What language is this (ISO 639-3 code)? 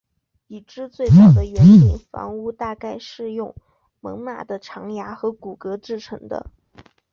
zho